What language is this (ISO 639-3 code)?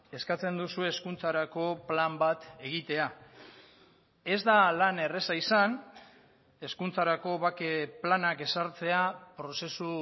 eus